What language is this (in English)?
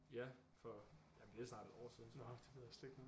Danish